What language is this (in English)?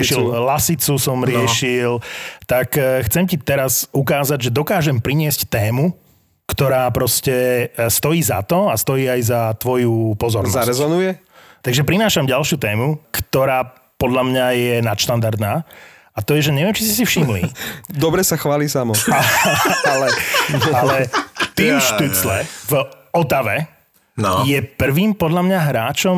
Slovak